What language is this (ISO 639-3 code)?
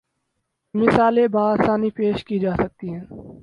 urd